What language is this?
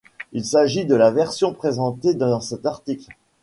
French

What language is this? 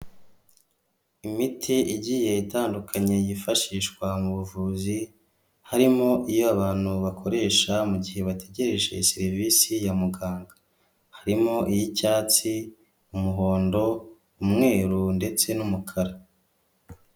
Kinyarwanda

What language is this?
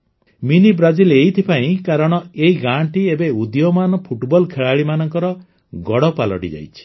Odia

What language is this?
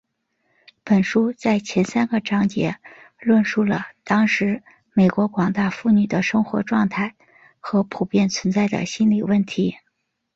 Chinese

